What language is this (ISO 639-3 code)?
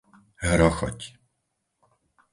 slk